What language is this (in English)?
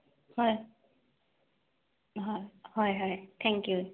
Assamese